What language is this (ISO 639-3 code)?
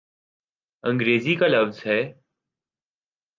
urd